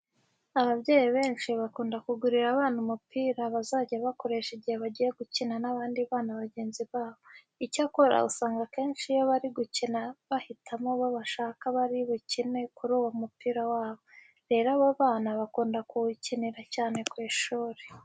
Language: Kinyarwanda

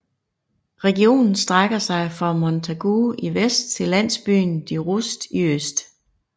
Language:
Danish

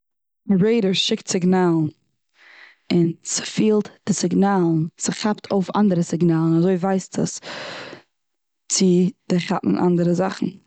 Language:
Yiddish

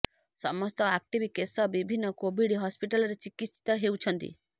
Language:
Odia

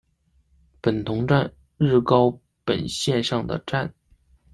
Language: Chinese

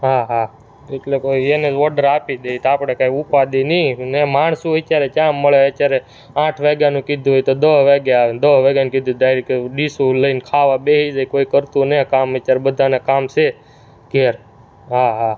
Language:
Gujarati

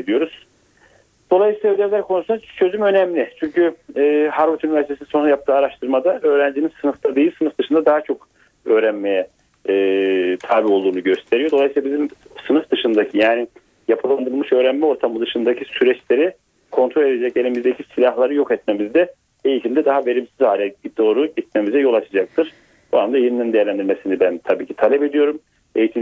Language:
Turkish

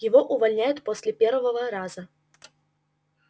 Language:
Russian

